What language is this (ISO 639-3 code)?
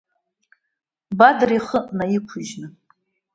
abk